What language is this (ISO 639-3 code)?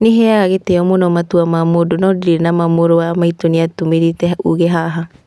kik